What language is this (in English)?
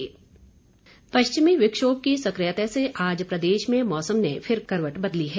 Hindi